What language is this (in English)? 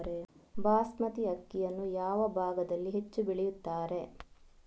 Kannada